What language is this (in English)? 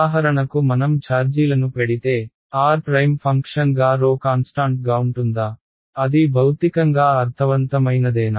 Telugu